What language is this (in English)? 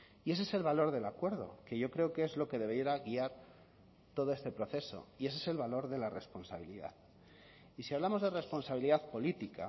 Spanish